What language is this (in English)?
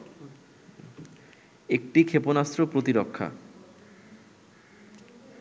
Bangla